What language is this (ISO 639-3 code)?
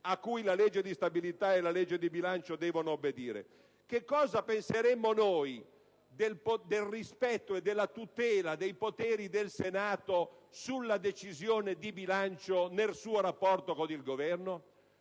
ita